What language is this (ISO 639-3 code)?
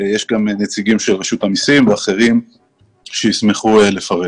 heb